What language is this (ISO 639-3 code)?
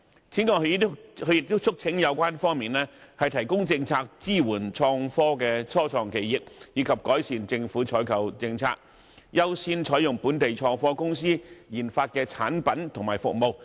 yue